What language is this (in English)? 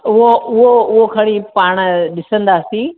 Sindhi